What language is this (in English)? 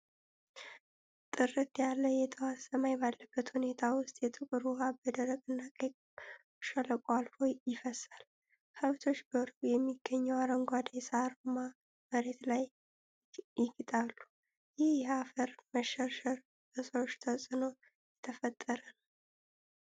Amharic